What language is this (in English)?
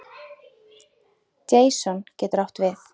Icelandic